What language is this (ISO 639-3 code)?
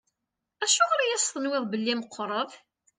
kab